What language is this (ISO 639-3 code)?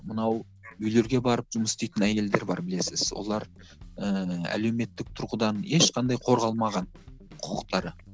kaz